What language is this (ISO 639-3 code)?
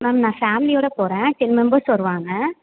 tam